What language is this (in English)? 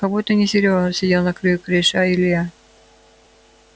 Russian